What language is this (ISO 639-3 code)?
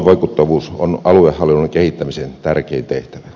fin